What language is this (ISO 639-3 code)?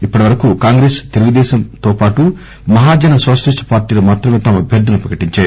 tel